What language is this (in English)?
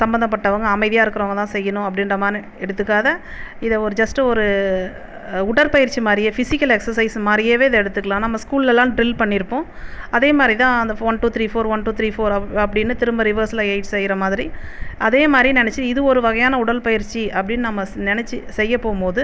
Tamil